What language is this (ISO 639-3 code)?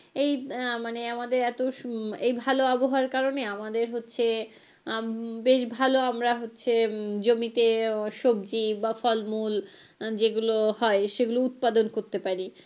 ben